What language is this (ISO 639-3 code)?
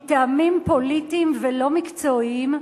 heb